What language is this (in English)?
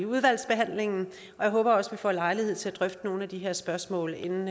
Danish